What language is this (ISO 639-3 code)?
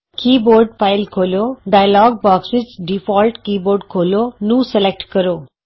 pan